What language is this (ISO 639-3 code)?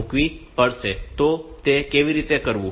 guj